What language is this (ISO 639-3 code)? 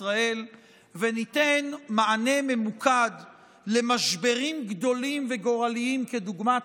heb